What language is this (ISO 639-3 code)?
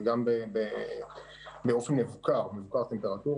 heb